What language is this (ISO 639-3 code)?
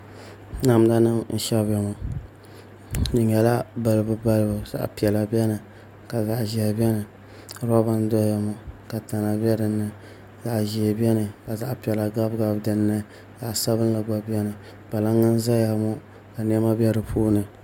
dag